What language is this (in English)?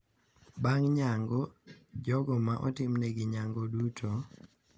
Luo (Kenya and Tanzania)